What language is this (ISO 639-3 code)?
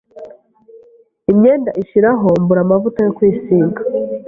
kin